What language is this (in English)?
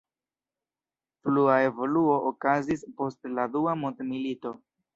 Esperanto